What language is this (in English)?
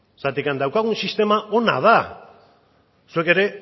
Basque